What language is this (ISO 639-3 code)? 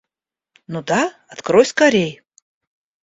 rus